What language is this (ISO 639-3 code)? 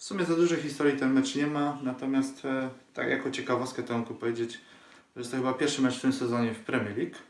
pol